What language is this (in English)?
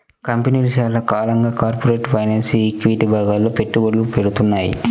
Telugu